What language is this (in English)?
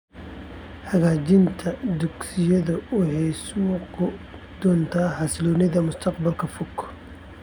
Somali